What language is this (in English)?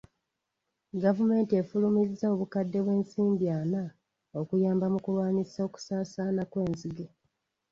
Ganda